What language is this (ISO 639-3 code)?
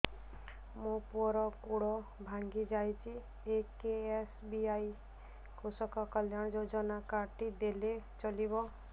ori